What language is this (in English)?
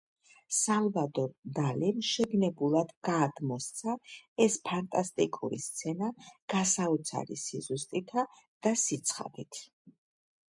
Georgian